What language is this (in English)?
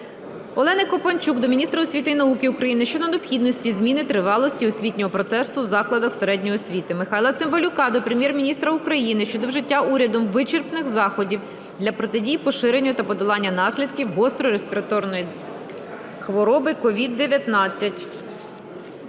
Ukrainian